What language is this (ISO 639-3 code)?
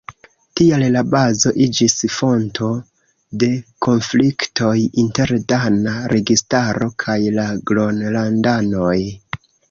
epo